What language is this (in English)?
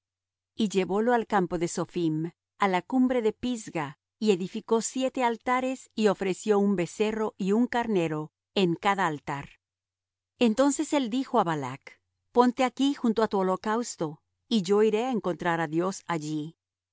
Spanish